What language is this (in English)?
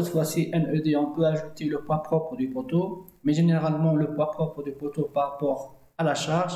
French